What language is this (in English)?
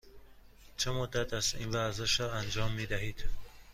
Persian